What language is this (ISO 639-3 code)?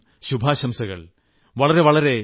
mal